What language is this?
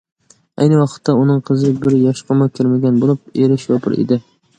Uyghur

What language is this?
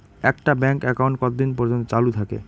Bangla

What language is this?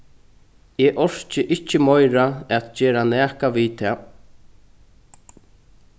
Faroese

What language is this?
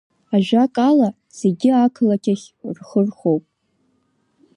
Abkhazian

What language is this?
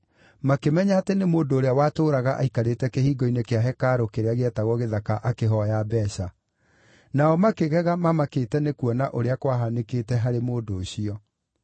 Kikuyu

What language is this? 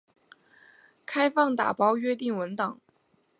Chinese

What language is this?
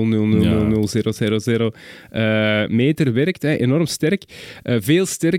Dutch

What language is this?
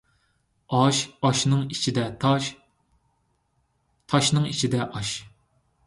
Uyghur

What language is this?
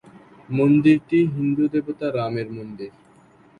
Bangla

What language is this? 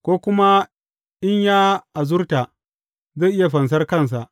Hausa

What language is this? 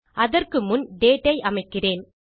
Tamil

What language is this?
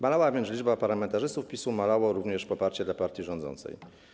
Polish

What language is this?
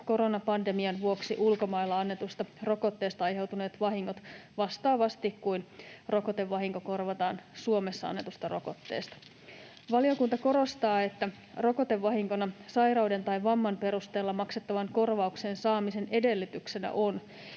Finnish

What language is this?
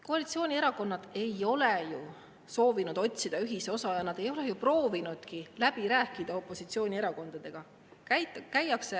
Estonian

